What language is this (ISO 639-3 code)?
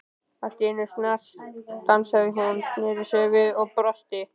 isl